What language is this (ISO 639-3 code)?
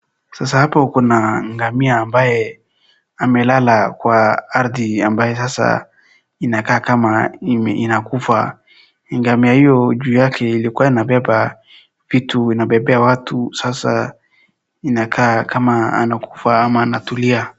swa